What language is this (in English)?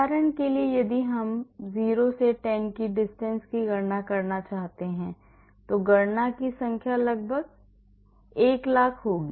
Hindi